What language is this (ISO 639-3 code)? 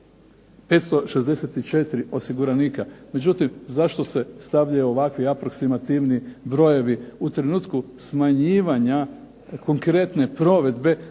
hrv